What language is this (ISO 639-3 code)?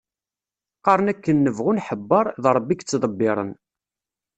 kab